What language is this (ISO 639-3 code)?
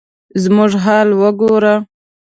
pus